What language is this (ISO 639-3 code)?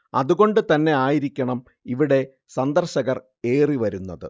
mal